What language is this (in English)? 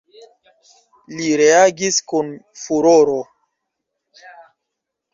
Esperanto